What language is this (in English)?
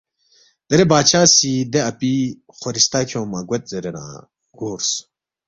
Balti